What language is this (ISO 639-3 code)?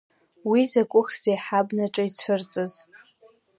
abk